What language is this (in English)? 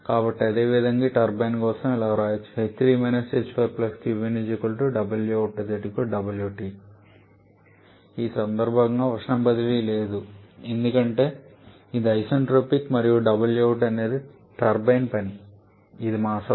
Telugu